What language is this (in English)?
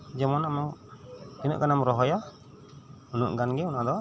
Santali